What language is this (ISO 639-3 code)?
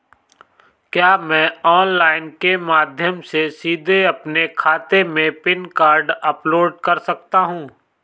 hin